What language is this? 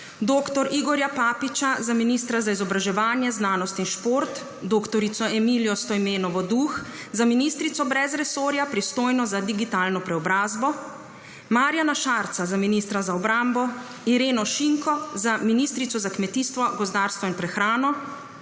Slovenian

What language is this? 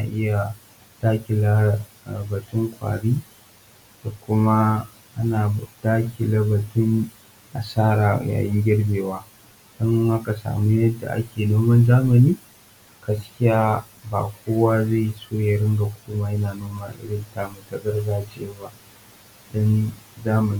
Hausa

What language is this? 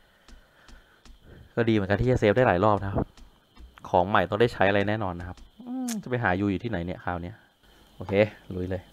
Thai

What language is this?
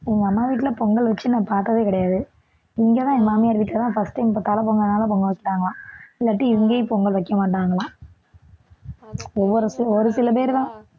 Tamil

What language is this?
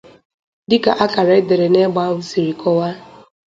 Igbo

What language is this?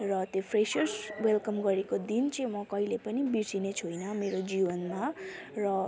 Nepali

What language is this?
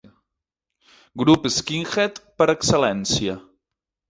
Catalan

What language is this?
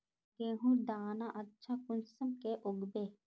Magahi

